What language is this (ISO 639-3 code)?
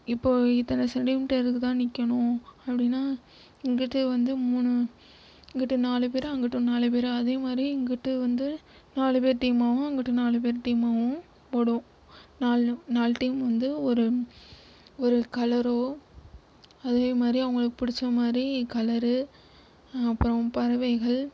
tam